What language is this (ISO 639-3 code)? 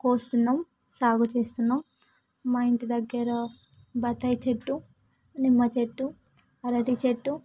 tel